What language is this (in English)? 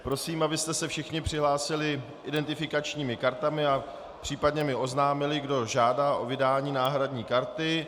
Czech